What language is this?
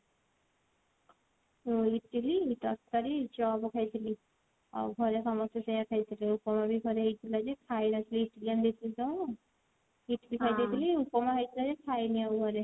Odia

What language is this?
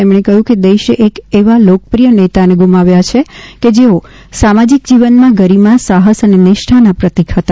Gujarati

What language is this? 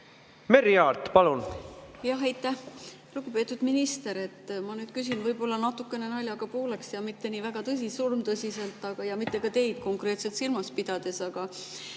Estonian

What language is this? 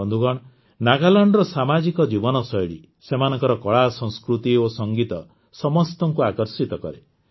Odia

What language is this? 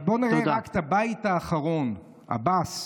Hebrew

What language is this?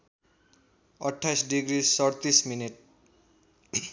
Nepali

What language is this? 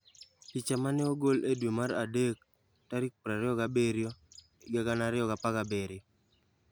Luo (Kenya and Tanzania)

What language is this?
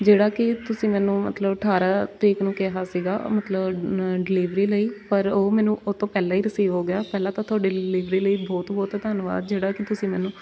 Punjabi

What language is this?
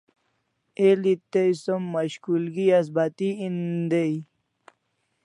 Kalasha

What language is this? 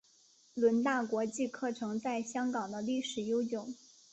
Chinese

